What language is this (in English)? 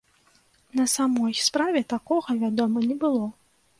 Belarusian